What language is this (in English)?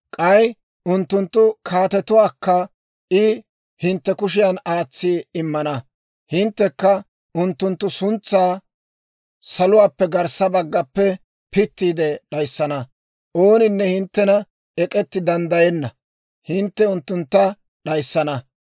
Dawro